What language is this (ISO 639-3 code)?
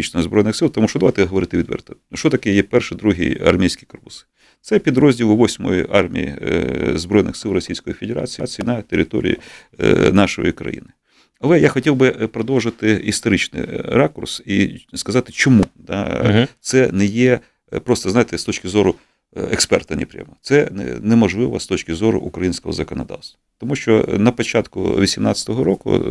ukr